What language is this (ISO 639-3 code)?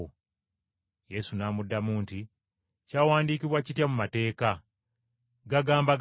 lug